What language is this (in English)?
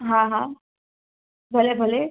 Sindhi